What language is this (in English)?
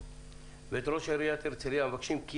Hebrew